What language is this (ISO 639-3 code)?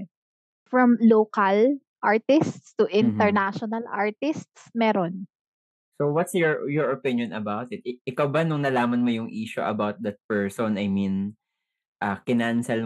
fil